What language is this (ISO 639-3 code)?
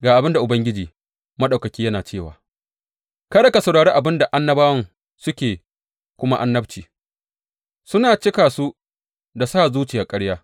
hau